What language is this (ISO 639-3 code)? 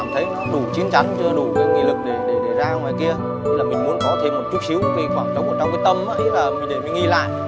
vie